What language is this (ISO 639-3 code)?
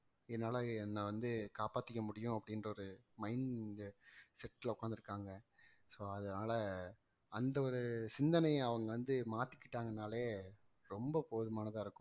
tam